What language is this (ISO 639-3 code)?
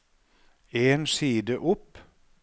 nor